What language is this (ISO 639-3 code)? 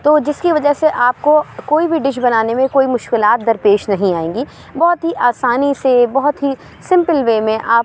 urd